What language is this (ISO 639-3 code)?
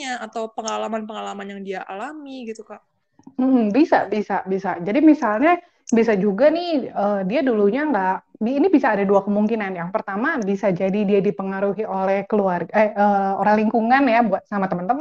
ind